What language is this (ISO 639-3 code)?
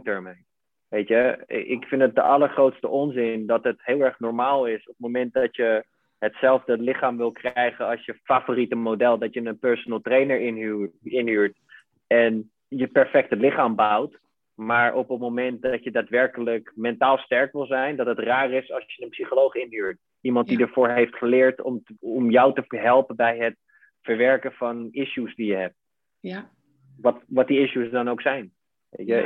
nld